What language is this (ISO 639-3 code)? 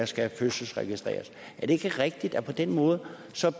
dan